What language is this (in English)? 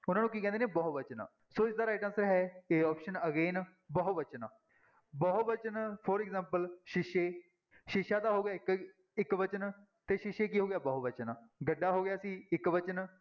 Punjabi